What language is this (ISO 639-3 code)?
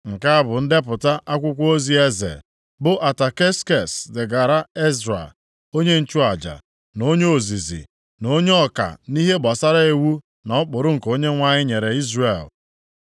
ibo